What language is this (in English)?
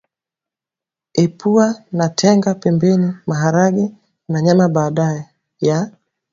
Swahili